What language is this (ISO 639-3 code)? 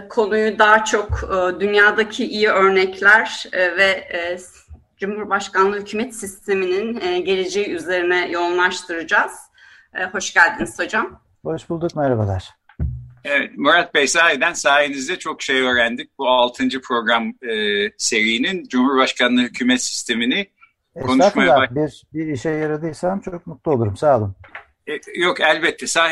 tur